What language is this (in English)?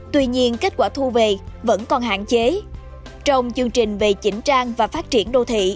Vietnamese